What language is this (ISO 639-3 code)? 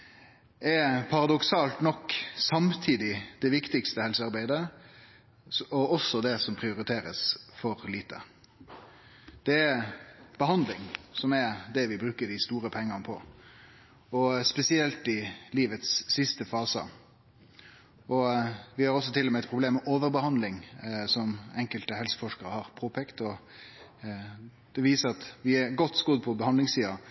nno